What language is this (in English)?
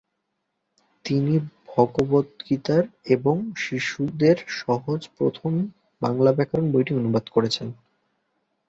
Bangla